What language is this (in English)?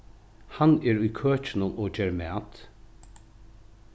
Faroese